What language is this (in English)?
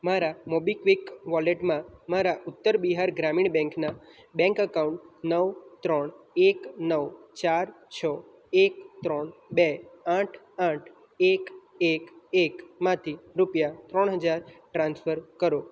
Gujarati